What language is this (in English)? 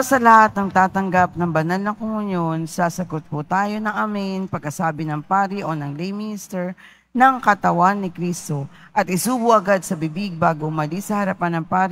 Filipino